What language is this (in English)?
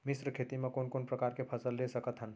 Chhattisgarhi